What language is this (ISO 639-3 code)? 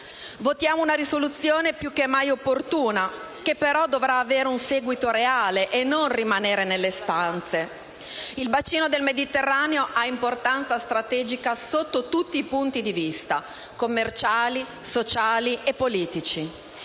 ita